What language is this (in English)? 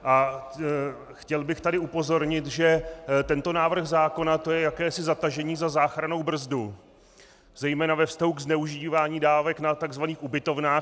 Czech